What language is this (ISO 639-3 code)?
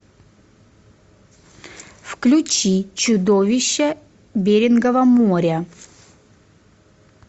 rus